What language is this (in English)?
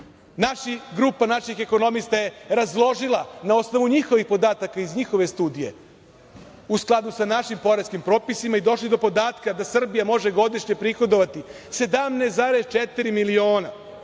Serbian